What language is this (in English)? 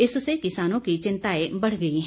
Hindi